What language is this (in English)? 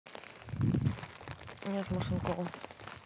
Russian